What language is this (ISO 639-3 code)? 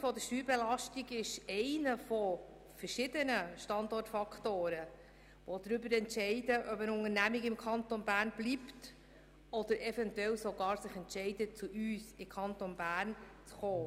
gsw